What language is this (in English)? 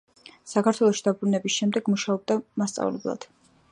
Georgian